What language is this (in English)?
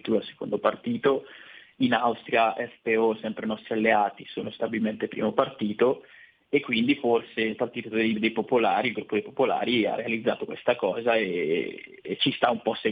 Italian